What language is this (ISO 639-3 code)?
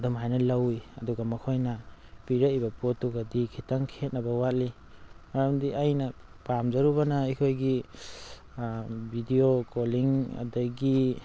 mni